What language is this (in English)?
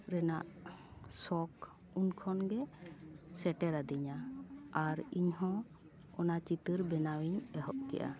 Santali